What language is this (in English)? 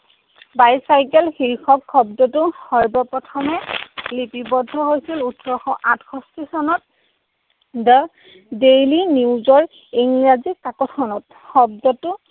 Assamese